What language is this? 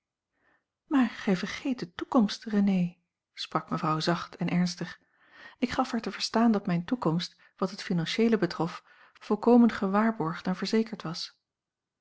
Dutch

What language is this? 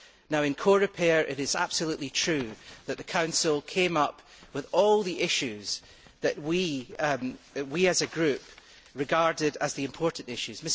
English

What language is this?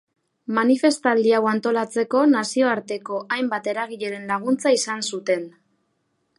Basque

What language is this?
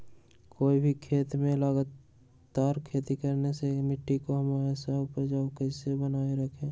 Magahi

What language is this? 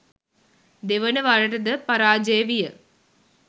Sinhala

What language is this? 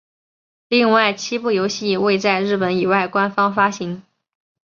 Chinese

